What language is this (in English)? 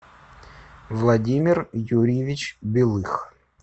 Russian